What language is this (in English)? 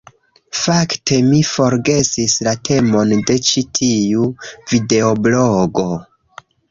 Esperanto